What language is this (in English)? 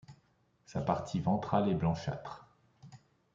French